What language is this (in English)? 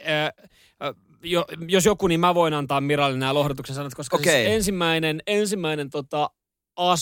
Finnish